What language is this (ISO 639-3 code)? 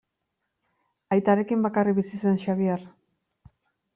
eus